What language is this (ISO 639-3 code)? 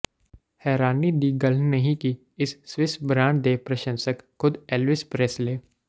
pan